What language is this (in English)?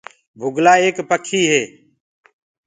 Gurgula